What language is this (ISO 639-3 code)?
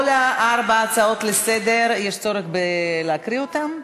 heb